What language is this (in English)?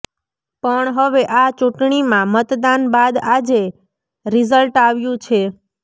Gujarati